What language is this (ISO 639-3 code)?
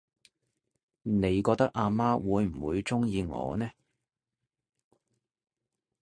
yue